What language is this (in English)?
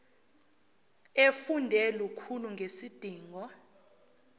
Zulu